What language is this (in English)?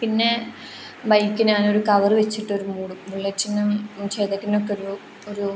Malayalam